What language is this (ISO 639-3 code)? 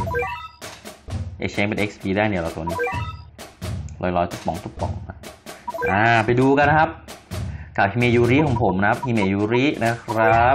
tha